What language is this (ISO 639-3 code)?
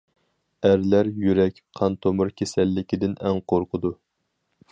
uig